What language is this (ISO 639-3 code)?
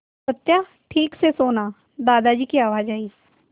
hin